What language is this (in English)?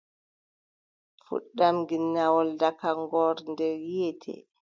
Adamawa Fulfulde